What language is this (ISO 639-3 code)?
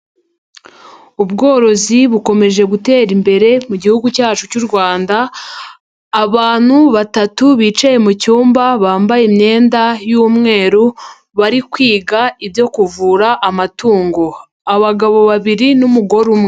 kin